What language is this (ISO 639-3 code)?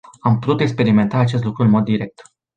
ron